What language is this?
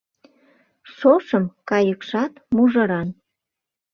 Mari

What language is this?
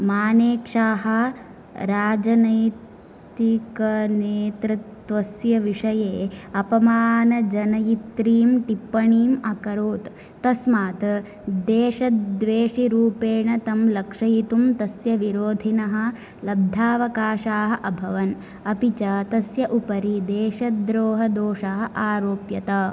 Sanskrit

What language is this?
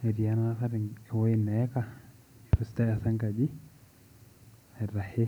Masai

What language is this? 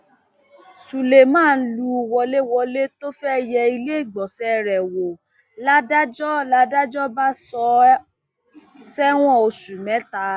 Yoruba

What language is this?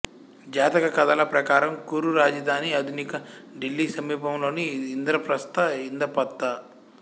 Telugu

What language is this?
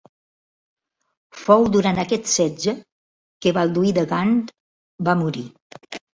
Catalan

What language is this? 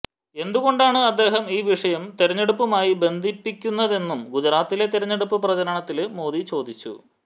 Malayalam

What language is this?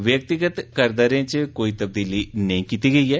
Dogri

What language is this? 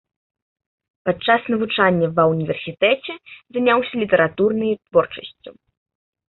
Belarusian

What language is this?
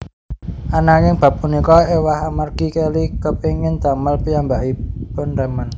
Javanese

